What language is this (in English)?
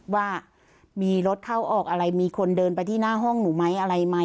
Thai